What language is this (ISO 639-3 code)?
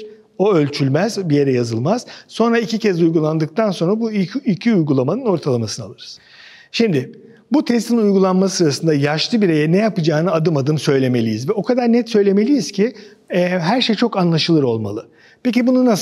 tur